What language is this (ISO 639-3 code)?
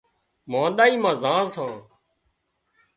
kxp